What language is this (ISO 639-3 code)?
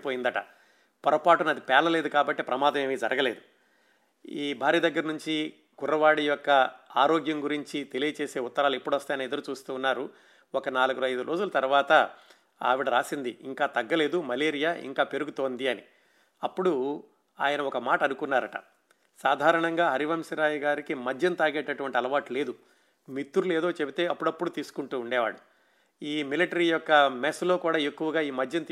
tel